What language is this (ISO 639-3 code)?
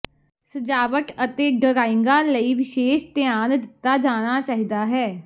pan